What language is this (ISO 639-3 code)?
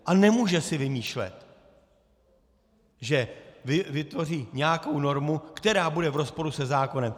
ces